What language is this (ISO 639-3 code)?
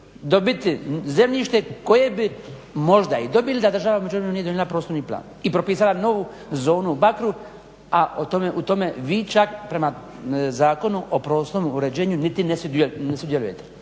hrv